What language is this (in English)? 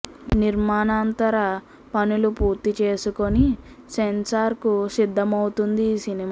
Telugu